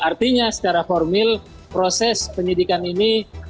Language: Indonesian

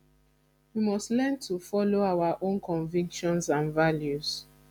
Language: Nigerian Pidgin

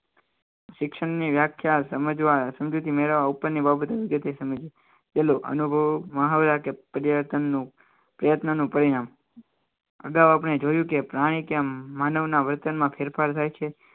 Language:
Gujarati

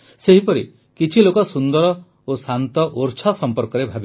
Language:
Odia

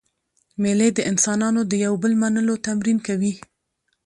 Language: Pashto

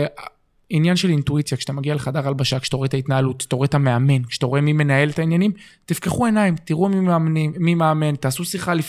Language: Hebrew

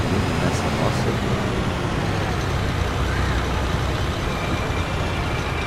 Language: Portuguese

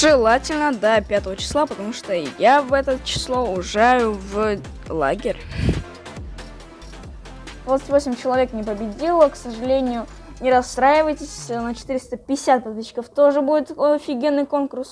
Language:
Russian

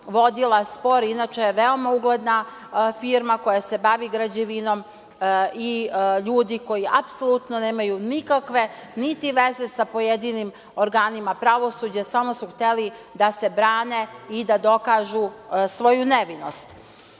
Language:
Serbian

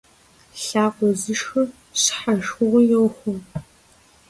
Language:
Kabardian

